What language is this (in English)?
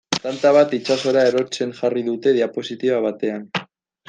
Basque